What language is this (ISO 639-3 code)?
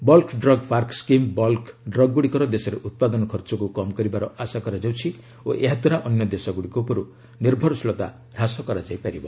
ori